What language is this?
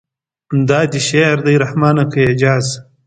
Pashto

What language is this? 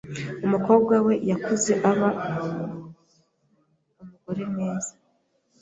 Kinyarwanda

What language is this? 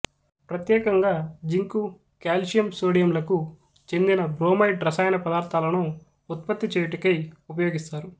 Telugu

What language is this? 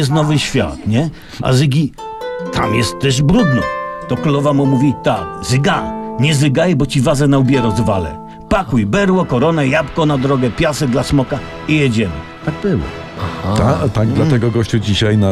Polish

